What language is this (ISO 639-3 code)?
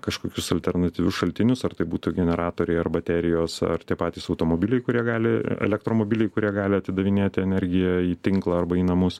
lit